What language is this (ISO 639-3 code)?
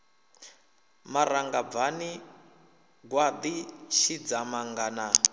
ven